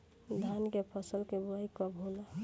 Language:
Bhojpuri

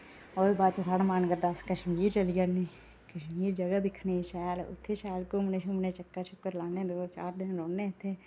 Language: Dogri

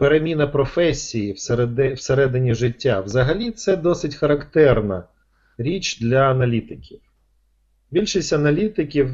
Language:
Ukrainian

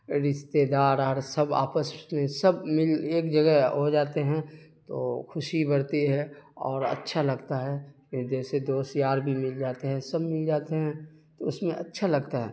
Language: Urdu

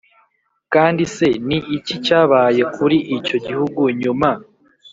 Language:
Kinyarwanda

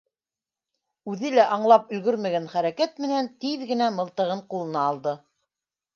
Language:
Bashkir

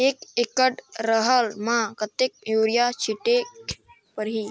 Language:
Chhattisgarhi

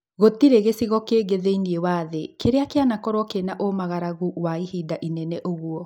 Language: Kikuyu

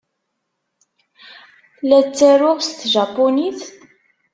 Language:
Kabyle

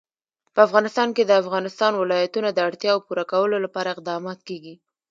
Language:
Pashto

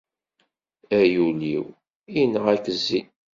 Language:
Kabyle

